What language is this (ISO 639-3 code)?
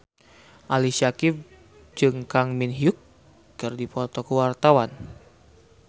sun